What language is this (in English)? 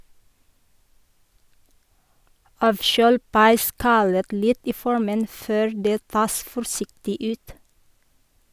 Norwegian